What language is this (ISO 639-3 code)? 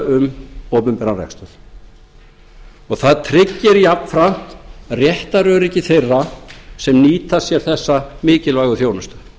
isl